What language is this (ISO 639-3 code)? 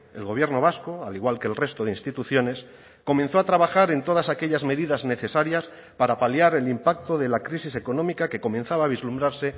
spa